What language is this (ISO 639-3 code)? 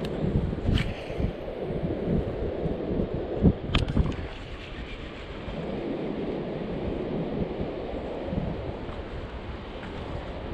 msa